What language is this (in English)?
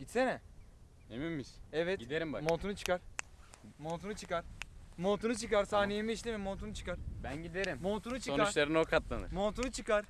Turkish